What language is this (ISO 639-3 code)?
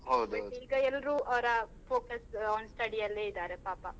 kan